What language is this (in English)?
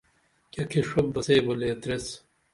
Dameli